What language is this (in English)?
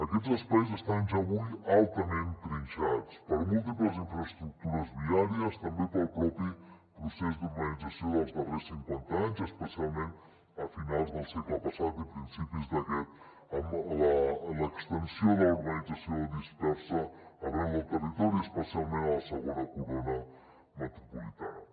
Catalan